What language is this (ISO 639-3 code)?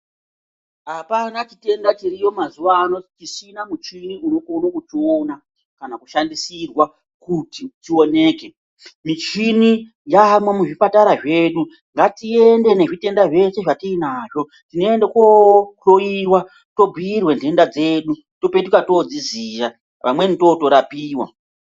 ndc